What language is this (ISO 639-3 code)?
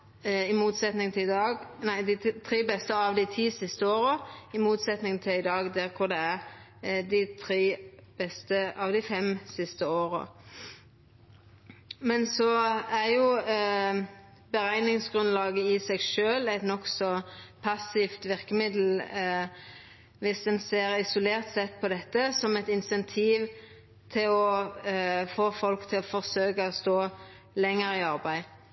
nno